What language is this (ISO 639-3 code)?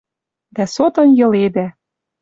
mrj